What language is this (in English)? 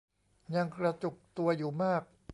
Thai